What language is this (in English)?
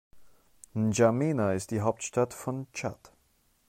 German